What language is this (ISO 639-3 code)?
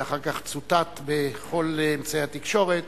heb